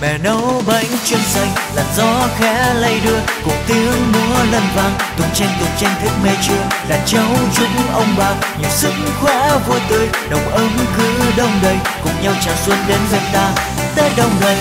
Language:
Vietnamese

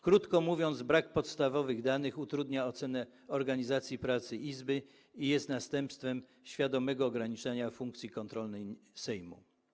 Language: Polish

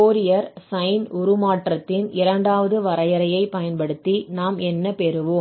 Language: Tamil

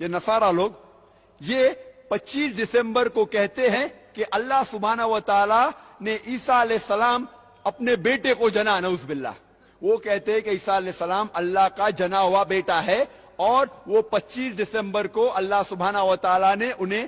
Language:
Urdu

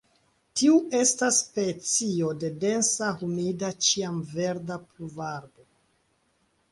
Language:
Esperanto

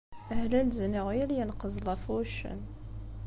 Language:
Kabyle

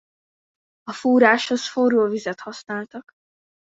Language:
Hungarian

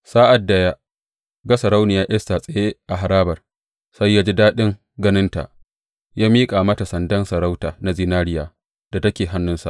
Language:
Hausa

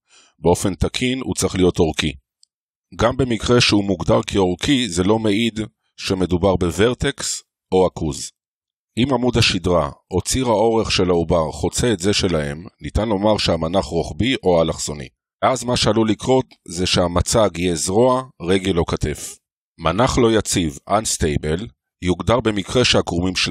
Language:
Hebrew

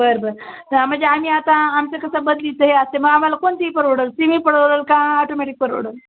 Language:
Marathi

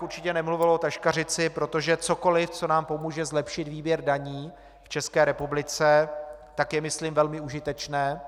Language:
Czech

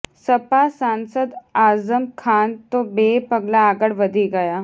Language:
Gujarati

